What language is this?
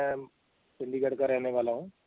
Punjabi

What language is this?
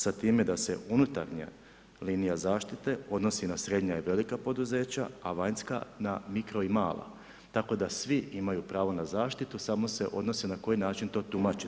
Croatian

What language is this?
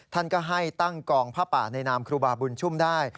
Thai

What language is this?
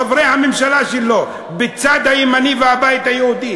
Hebrew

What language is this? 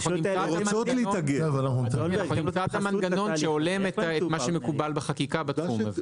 Hebrew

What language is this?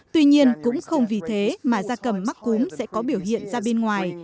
Vietnamese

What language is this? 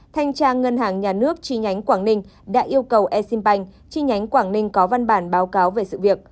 Vietnamese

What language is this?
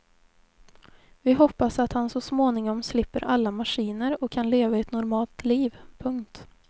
Swedish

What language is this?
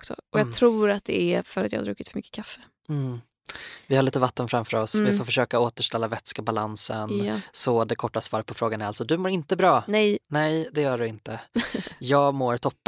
Swedish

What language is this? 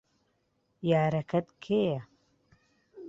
Central Kurdish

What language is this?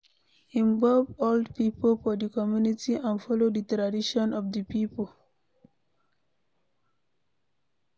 Nigerian Pidgin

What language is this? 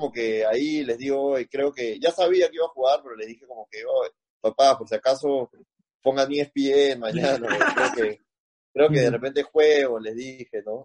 Spanish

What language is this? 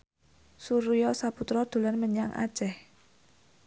Javanese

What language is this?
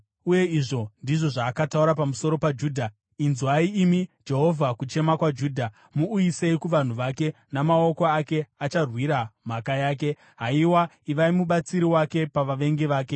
Shona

